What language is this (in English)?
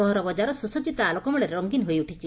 Odia